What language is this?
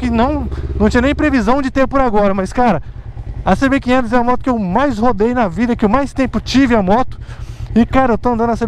Portuguese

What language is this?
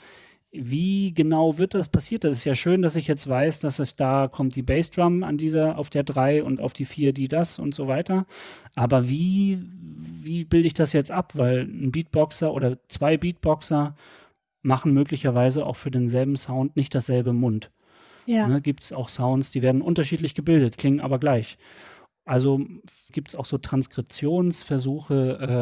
German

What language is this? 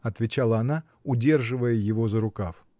Russian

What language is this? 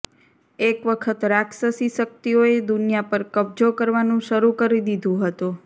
Gujarati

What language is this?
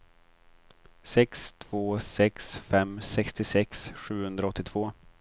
Swedish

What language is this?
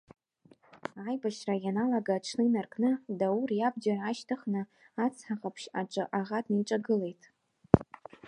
Abkhazian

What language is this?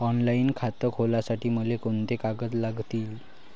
Marathi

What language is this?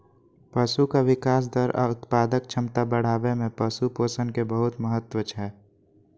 Maithili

